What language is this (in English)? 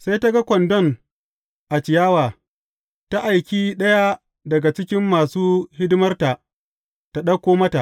Hausa